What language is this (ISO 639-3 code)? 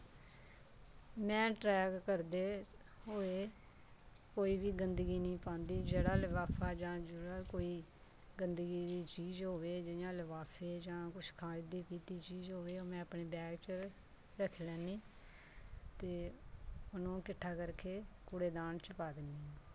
doi